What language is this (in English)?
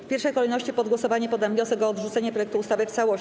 Polish